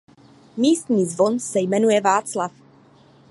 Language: Czech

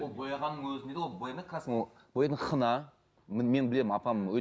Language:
Kazakh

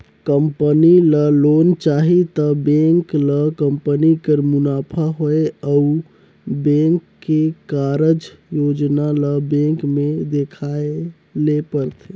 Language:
Chhattisgarhi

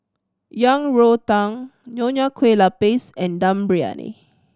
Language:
English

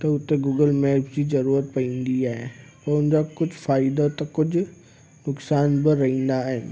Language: Sindhi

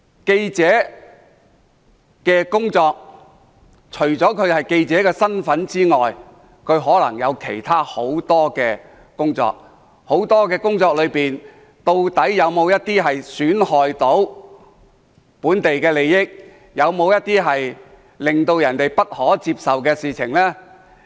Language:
Cantonese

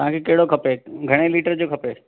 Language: Sindhi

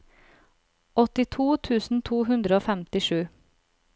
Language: Norwegian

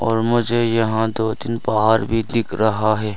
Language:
Hindi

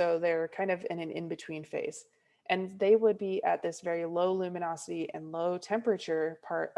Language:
English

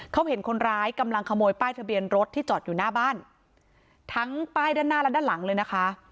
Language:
Thai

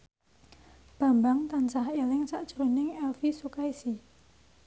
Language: Javanese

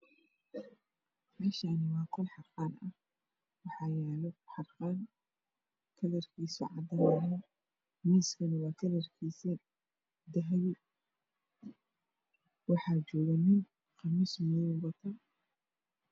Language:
Somali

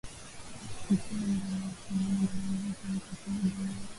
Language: Swahili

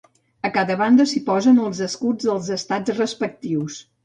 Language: Catalan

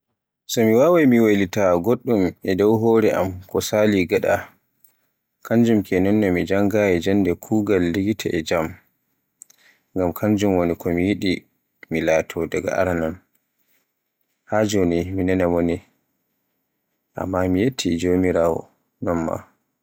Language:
Borgu Fulfulde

